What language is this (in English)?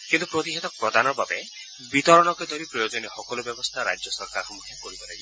Assamese